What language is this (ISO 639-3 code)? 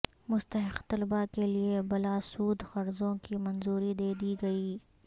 urd